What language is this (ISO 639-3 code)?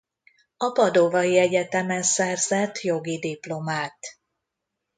hun